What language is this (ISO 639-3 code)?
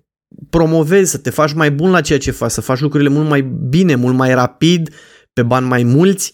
ron